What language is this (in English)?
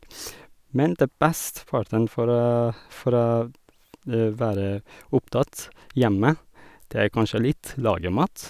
Norwegian